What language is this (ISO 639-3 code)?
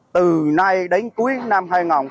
vie